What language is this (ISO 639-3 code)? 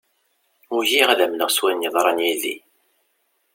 kab